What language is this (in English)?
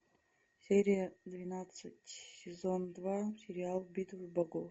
Russian